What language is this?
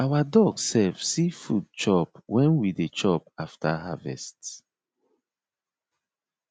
Nigerian Pidgin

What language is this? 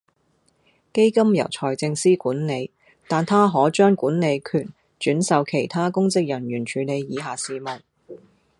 Cantonese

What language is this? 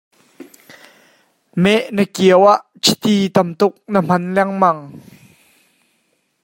Hakha Chin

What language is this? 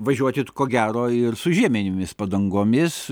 Lithuanian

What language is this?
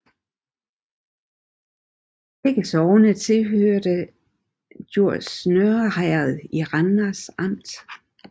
Danish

